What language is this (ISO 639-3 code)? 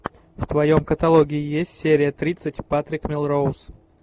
rus